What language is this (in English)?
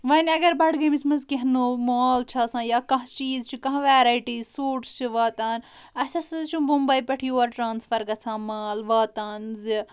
Kashmiri